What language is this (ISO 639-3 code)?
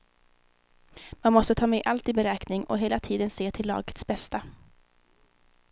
swe